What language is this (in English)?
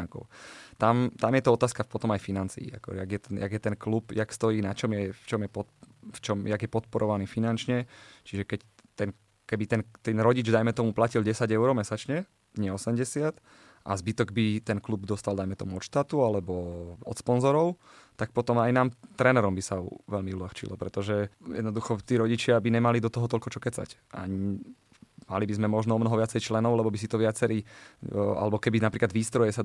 Slovak